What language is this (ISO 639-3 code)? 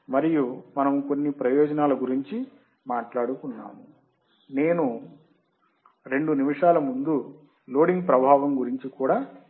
tel